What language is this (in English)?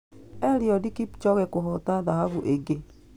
Kikuyu